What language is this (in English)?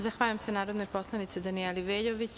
Serbian